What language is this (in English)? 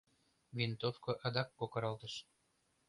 Mari